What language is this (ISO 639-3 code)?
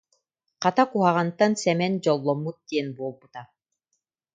sah